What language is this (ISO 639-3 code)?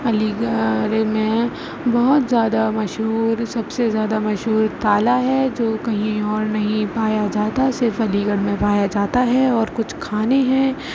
urd